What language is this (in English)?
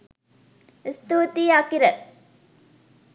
Sinhala